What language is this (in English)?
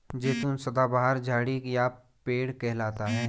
Hindi